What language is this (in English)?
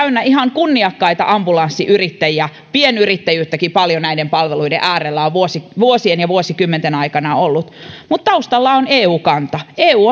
Finnish